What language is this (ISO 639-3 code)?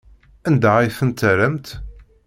kab